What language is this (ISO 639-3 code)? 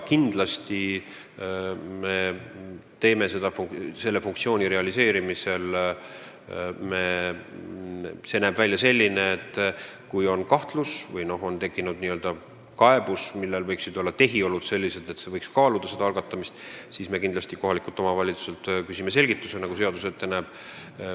est